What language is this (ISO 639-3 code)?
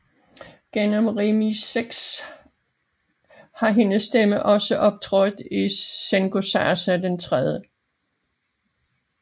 dan